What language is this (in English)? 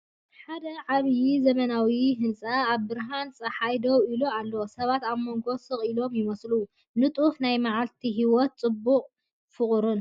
Tigrinya